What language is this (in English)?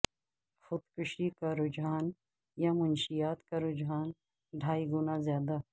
Urdu